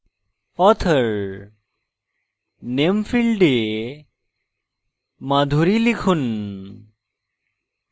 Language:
Bangla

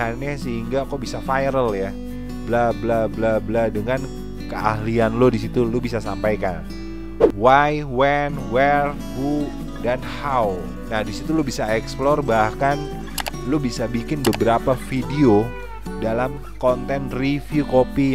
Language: Indonesian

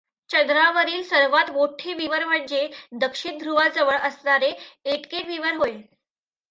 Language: Marathi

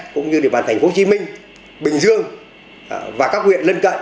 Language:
Vietnamese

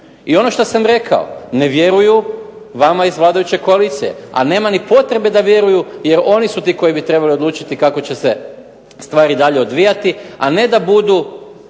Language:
Croatian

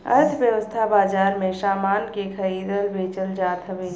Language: Bhojpuri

